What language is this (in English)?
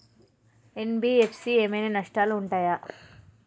Telugu